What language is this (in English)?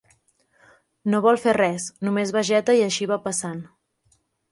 Catalan